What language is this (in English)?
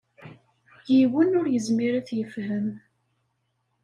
Kabyle